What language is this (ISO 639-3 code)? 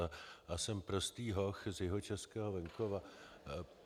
ces